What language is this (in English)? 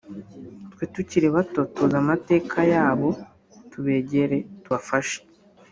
Kinyarwanda